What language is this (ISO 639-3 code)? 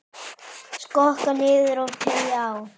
isl